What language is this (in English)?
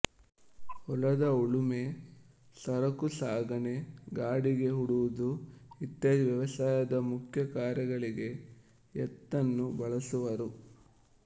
Kannada